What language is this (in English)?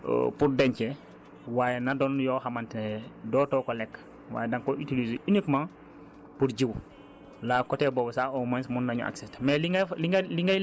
Wolof